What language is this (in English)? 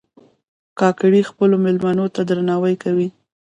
Pashto